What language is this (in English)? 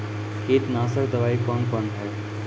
Maithili